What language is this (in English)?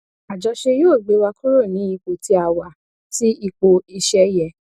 Yoruba